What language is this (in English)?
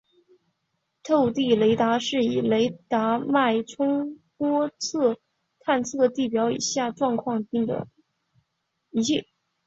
Chinese